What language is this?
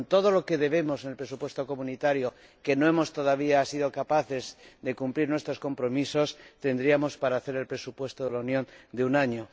Spanish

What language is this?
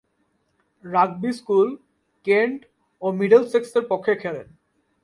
Bangla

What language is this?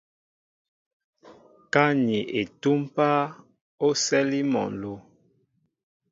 Mbo (Cameroon)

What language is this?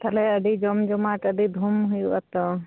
Santali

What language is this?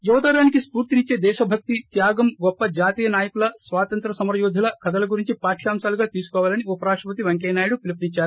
Telugu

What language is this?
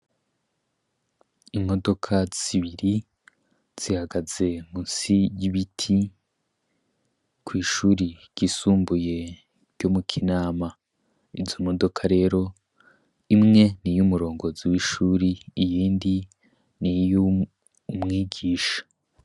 Rundi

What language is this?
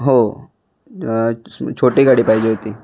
Marathi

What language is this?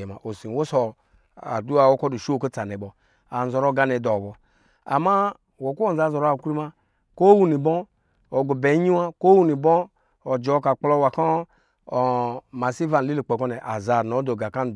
Lijili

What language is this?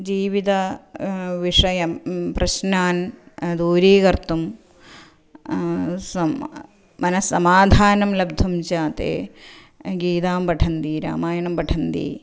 Sanskrit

